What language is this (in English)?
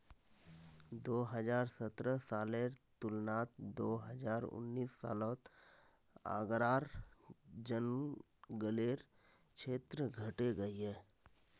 Magahi